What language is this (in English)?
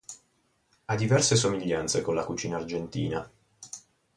Italian